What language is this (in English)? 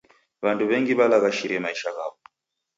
Taita